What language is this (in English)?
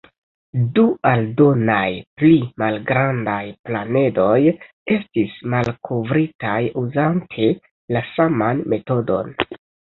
Esperanto